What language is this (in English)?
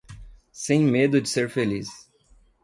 Portuguese